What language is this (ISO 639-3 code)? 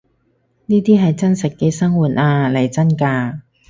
yue